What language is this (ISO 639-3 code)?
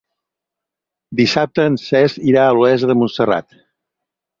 cat